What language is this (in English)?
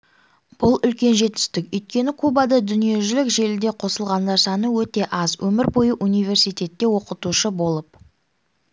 Kazakh